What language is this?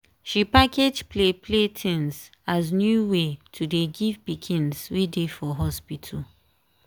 Nigerian Pidgin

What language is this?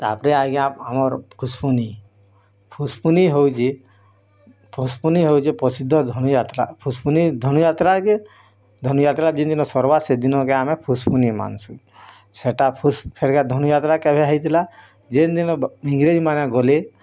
Odia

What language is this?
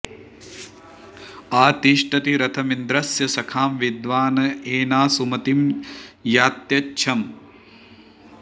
Sanskrit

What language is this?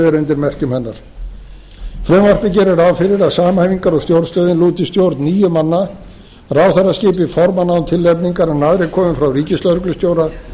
Icelandic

